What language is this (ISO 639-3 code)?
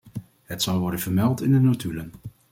nld